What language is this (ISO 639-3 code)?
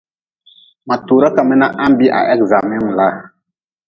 nmz